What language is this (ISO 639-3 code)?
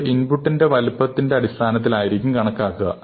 mal